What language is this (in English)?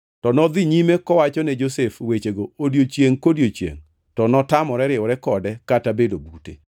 Luo (Kenya and Tanzania)